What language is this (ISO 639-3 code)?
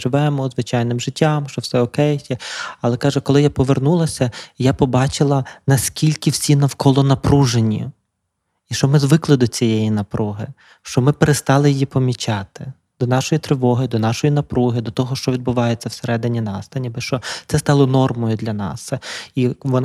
ukr